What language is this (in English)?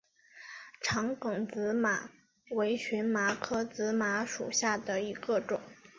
Chinese